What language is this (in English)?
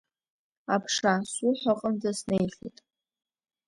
Abkhazian